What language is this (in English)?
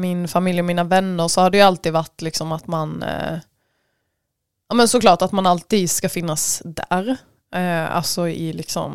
Swedish